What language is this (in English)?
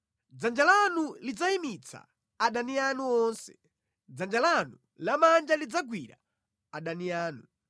Nyanja